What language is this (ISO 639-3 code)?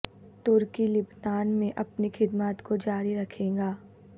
urd